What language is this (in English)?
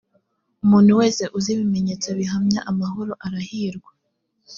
Kinyarwanda